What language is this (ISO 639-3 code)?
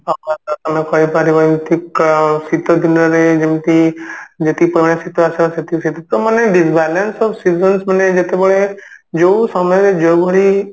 ori